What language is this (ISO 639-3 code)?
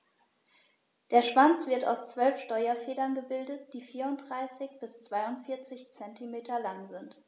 deu